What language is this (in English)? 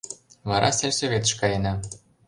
Mari